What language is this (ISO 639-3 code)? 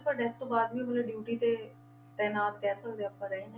pan